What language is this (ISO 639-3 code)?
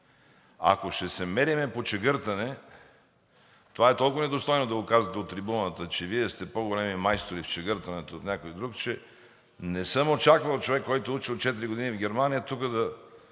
bul